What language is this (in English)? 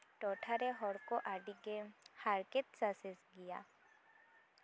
Santali